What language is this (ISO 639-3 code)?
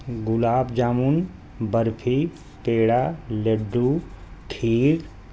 urd